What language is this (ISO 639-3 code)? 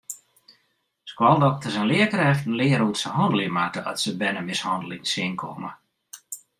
fry